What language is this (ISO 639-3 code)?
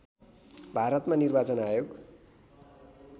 nep